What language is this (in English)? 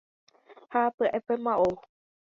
Guarani